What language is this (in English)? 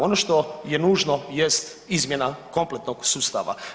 Croatian